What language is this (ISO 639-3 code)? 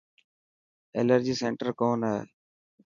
mki